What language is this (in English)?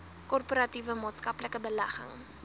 Afrikaans